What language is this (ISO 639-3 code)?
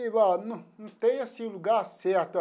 por